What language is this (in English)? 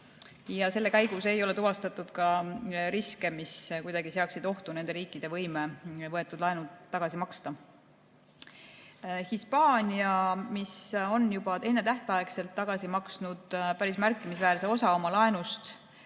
Estonian